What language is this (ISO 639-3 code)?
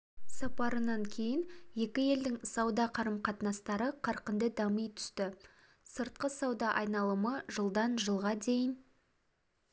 kaz